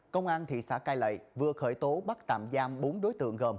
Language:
Vietnamese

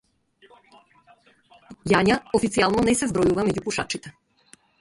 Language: Macedonian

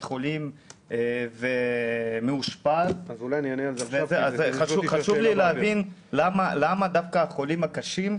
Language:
Hebrew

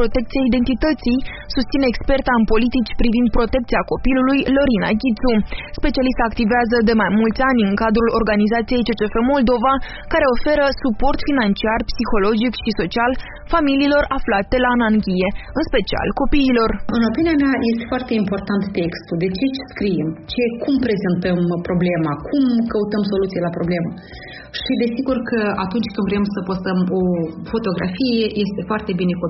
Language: Romanian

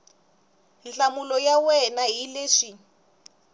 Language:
Tsonga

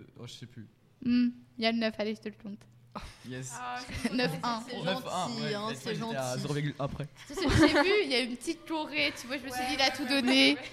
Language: French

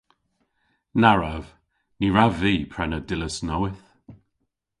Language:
Cornish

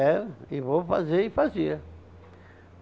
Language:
Portuguese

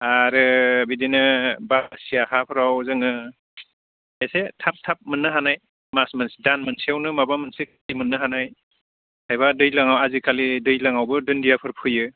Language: Bodo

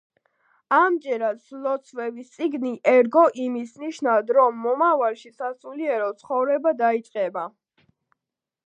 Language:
Georgian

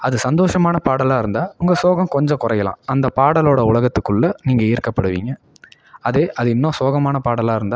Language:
Tamil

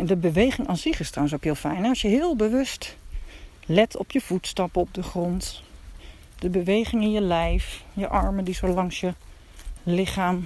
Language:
Dutch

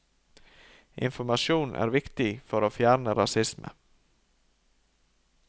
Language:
Norwegian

